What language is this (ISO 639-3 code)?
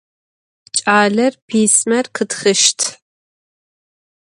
ady